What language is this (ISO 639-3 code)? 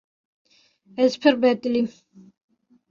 kur